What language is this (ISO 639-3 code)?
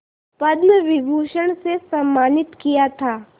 hin